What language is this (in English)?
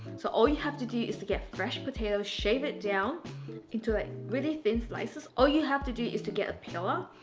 English